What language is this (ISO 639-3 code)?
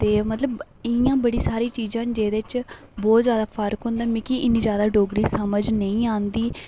doi